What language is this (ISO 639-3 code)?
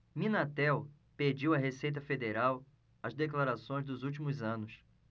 por